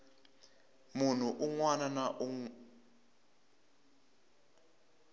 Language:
Tsonga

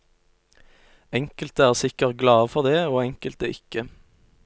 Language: Norwegian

